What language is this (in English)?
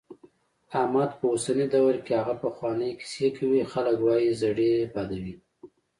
Pashto